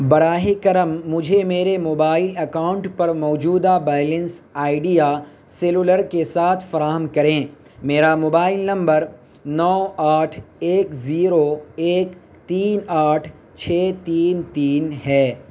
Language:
Urdu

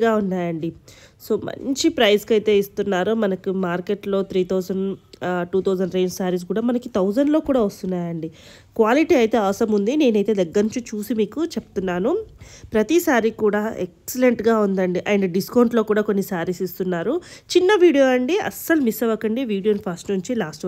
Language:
Telugu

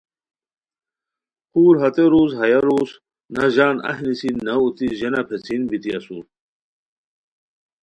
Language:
Khowar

